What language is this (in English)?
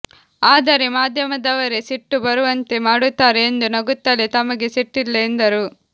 Kannada